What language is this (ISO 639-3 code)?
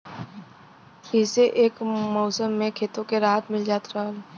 bho